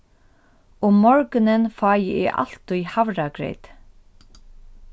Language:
Faroese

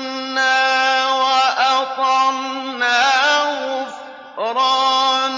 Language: Arabic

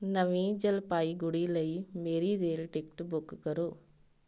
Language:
Punjabi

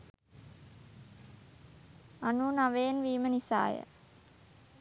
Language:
Sinhala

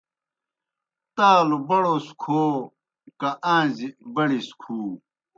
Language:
Kohistani Shina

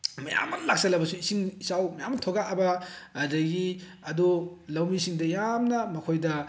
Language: Manipuri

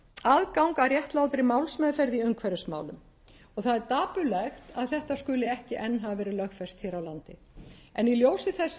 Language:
Icelandic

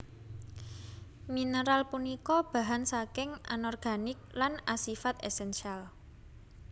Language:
Javanese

